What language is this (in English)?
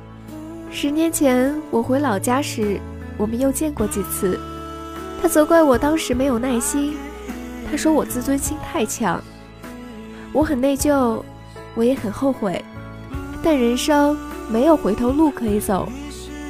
Chinese